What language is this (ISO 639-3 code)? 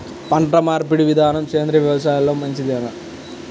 tel